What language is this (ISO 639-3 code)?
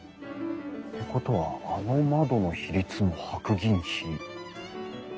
jpn